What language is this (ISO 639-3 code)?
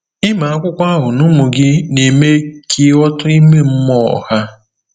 ibo